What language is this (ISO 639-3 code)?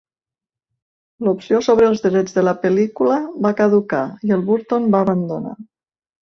cat